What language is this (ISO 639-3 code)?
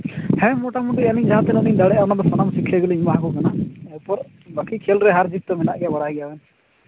sat